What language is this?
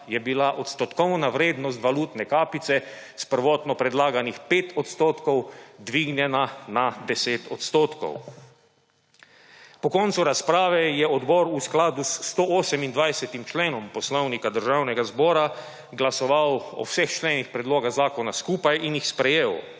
Slovenian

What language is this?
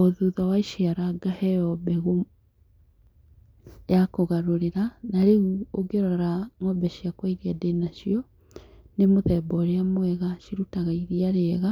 Kikuyu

